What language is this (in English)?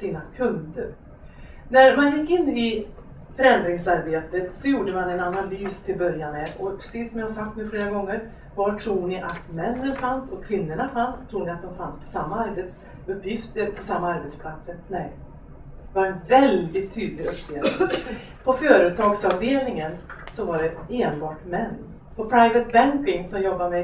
Swedish